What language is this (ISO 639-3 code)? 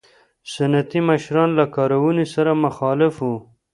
pus